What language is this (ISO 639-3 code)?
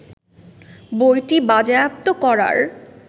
ben